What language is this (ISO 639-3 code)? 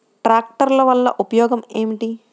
tel